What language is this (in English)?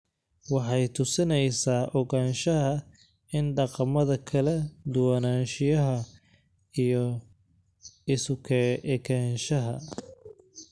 Somali